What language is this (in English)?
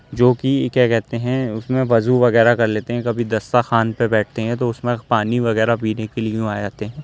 Urdu